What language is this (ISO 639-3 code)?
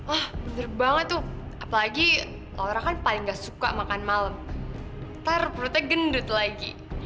ind